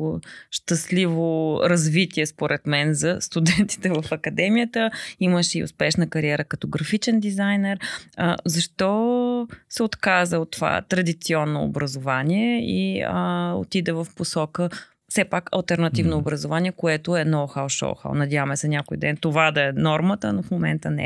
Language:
Bulgarian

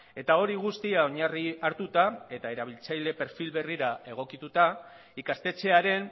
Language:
Basque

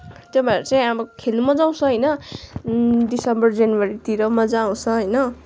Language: Nepali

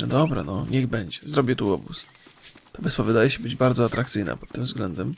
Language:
Polish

